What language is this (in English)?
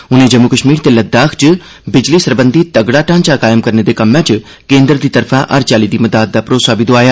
Dogri